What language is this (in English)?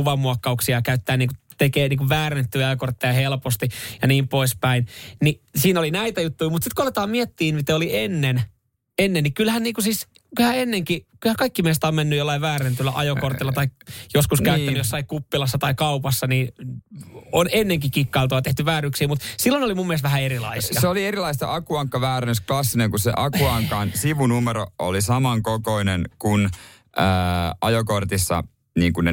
Finnish